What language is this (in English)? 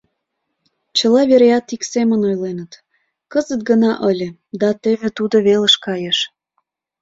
Mari